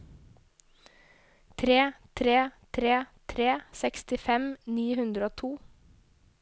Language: Norwegian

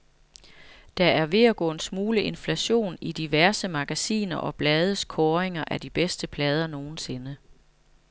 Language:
Danish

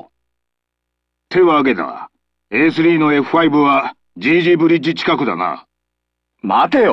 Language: Japanese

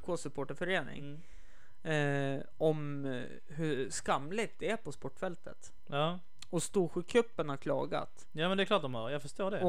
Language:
Swedish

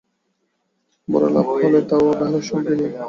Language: Bangla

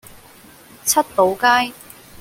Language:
Cantonese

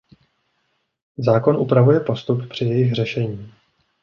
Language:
Czech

